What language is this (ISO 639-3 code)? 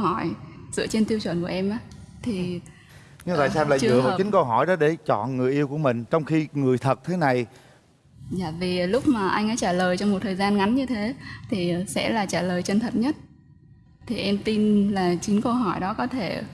vie